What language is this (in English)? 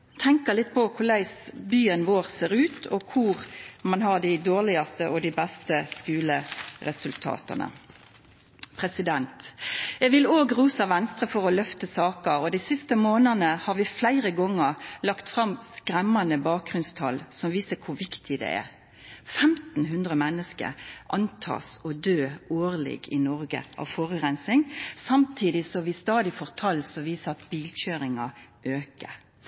Norwegian Nynorsk